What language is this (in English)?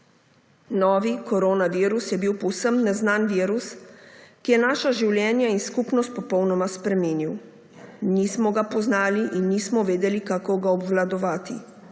Slovenian